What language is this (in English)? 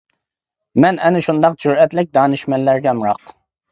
Uyghur